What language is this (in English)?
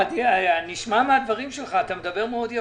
Hebrew